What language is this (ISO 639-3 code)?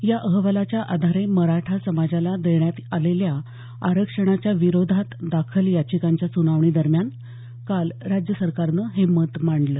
mar